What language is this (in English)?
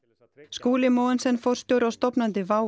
Icelandic